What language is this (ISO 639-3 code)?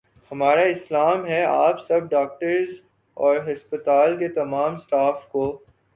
urd